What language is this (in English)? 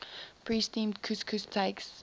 English